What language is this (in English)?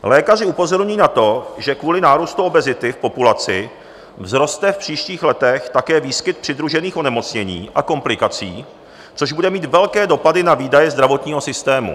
Czech